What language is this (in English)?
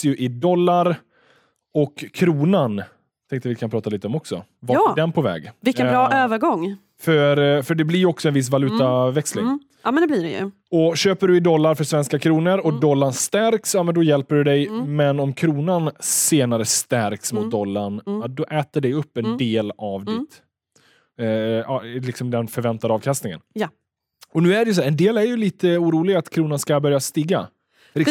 Swedish